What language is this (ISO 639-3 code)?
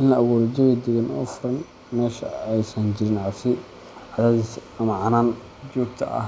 som